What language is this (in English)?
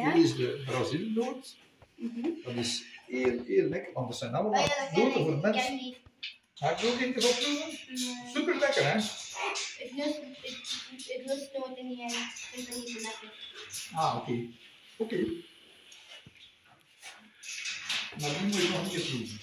Dutch